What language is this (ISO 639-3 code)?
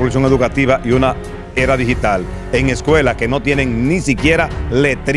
spa